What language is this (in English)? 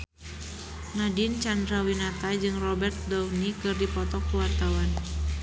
Sundanese